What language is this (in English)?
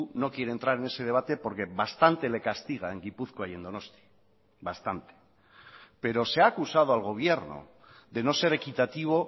Spanish